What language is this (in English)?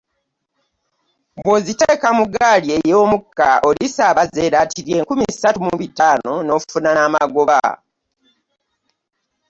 Ganda